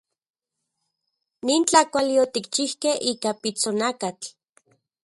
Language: Central Puebla Nahuatl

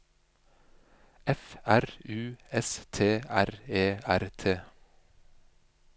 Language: Norwegian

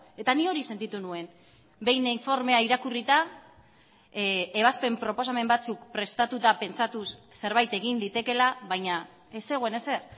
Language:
Basque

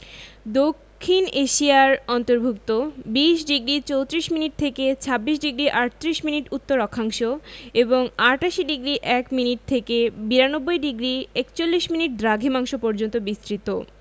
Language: Bangla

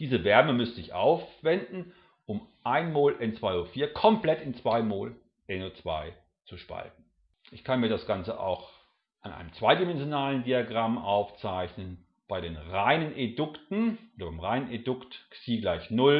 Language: German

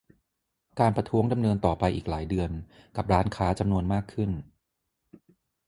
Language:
Thai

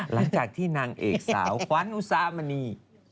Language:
Thai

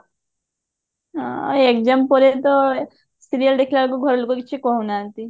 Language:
Odia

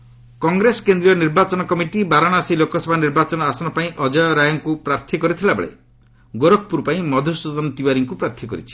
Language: Odia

